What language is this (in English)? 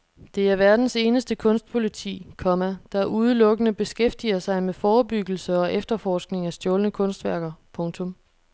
Danish